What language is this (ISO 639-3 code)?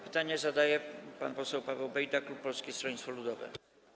pol